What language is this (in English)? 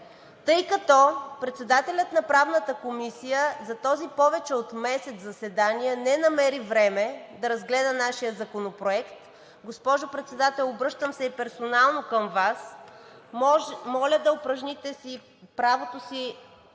Bulgarian